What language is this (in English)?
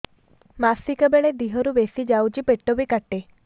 Odia